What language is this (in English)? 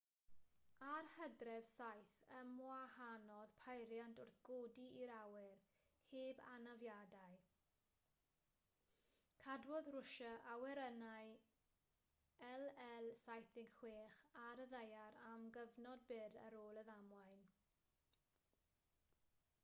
Welsh